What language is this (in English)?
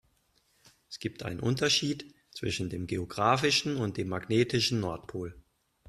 German